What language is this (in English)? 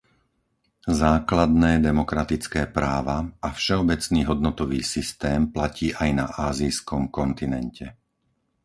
Slovak